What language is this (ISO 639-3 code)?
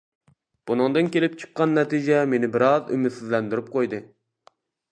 uig